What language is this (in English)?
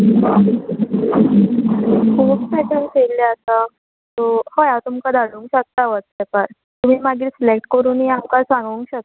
Konkani